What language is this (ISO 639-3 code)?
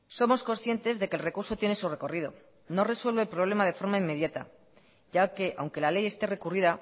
spa